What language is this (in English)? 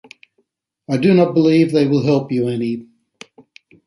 English